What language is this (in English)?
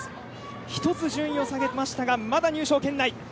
Japanese